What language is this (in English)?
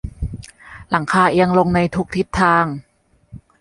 Thai